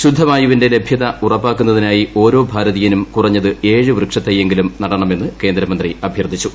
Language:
Malayalam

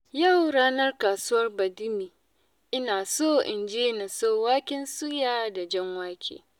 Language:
Hausa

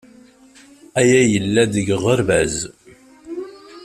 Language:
Kabyle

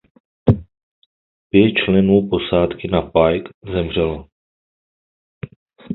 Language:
Czech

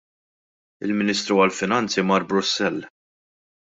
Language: Maltese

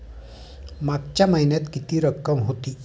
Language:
Marathi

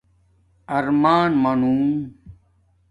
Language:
Domaaki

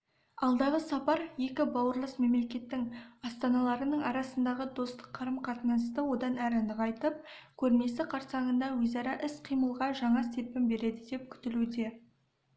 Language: Kazakh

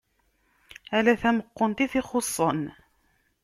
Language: Kabyle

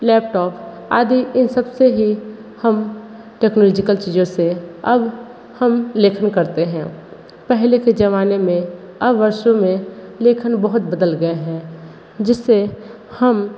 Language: Hindi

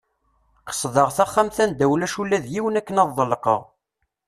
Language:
Kabyle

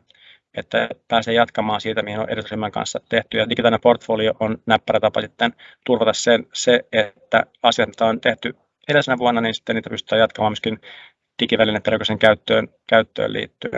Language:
Finnish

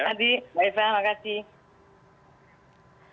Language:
Indonesian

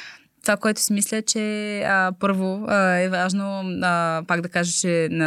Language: Bulgarian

